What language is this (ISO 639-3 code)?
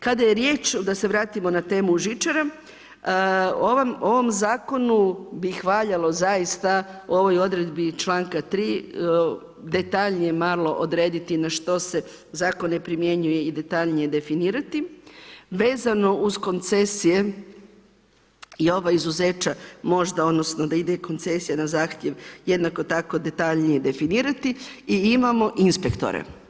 hrv